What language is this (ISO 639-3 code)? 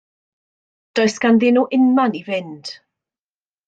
cym